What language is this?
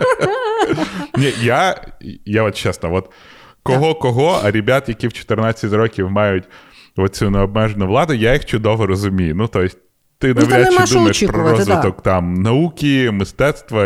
Ukrainian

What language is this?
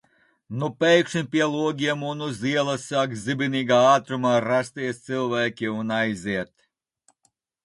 Latvian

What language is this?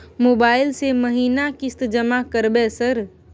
Maithili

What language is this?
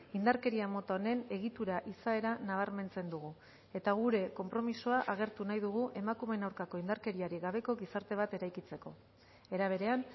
Basque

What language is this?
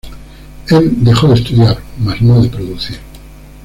Spanish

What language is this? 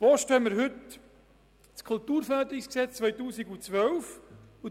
Swiss German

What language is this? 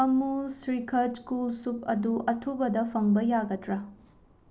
Manipuri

